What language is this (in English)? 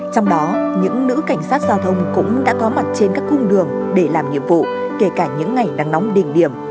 Vietnamese